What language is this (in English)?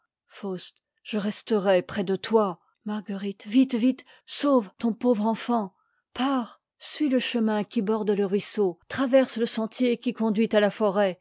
French